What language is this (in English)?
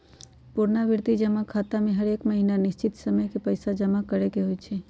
Magahi